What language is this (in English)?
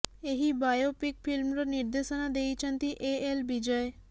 Odia